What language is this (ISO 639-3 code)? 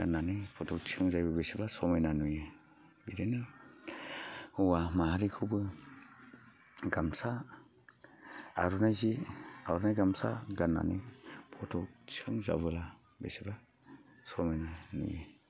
brx